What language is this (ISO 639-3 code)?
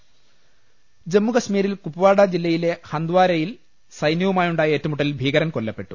mal